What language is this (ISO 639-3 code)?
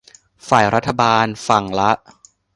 tha